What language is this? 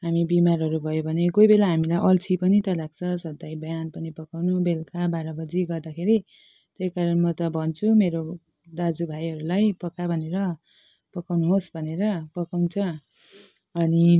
Nepali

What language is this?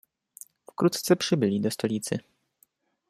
Polish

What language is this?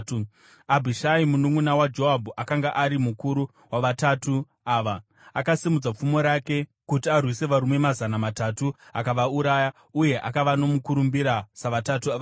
Shona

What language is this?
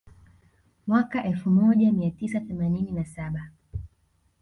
Swahili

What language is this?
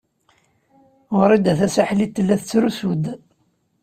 Kabyle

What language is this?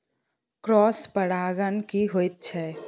Maithili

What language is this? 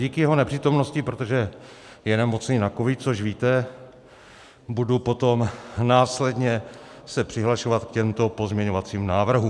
Czech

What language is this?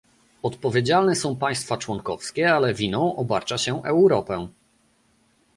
Polish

